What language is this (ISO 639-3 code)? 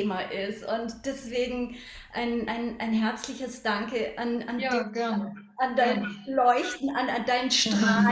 deu